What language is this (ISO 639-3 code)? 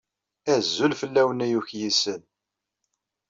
kab